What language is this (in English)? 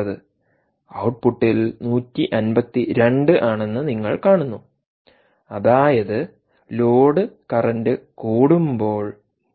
Malayalam